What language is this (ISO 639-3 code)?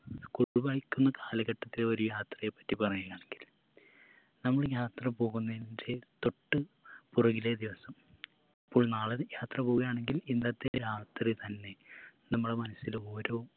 mal